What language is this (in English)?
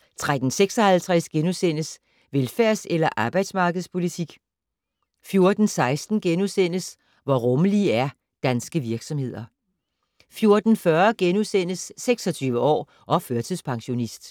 Danish